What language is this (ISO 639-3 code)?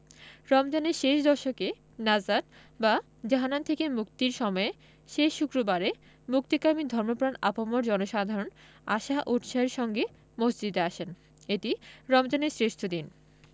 ben